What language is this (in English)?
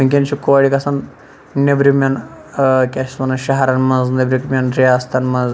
Kashmiri